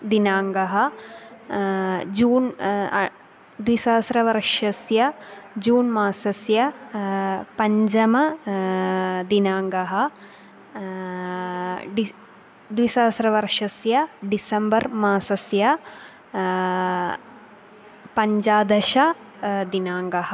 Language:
Sanskrit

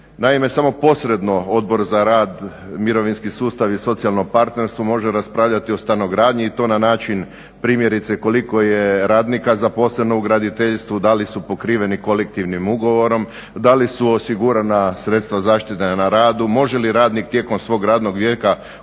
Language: Croatian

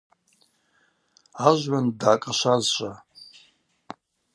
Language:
Abaza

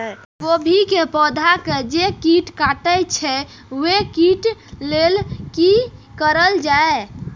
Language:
Maithili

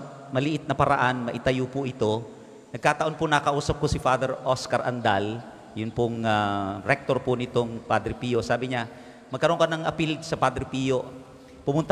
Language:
Filipino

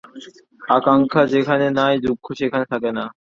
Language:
Bangla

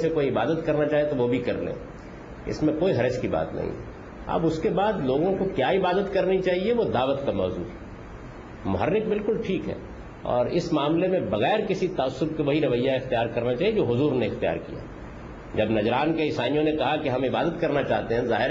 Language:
Urdu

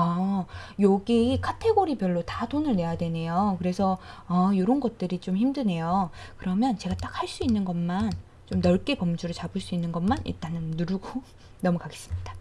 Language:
Korean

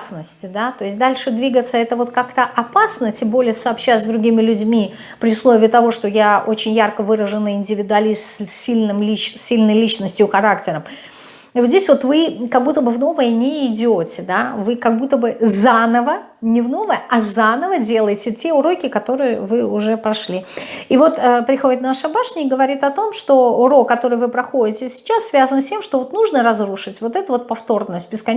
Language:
Russian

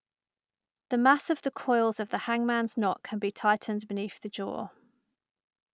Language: English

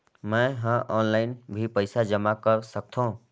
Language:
Chhattisgarhi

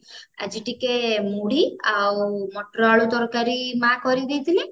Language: Odia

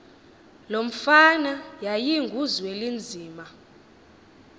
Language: Xhosa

